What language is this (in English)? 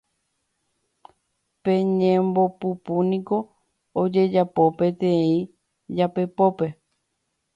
Guarani